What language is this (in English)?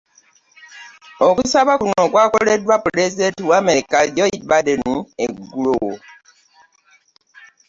Ganda